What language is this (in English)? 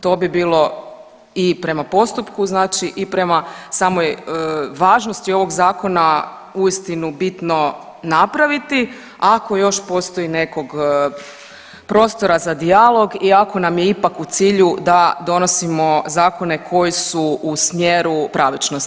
Croatian